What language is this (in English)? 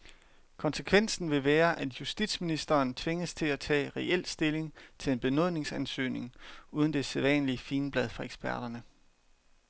Danish